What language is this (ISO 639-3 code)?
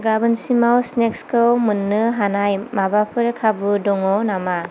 brx